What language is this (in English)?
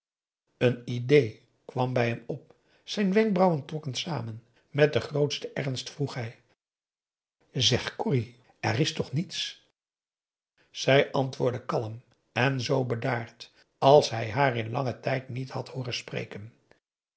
Dutch